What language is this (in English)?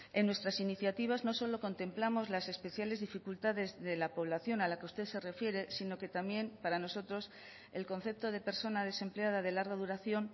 Spanish